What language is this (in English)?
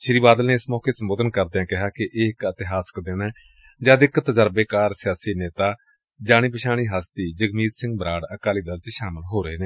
Punjabi